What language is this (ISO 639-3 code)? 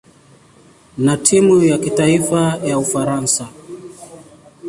swa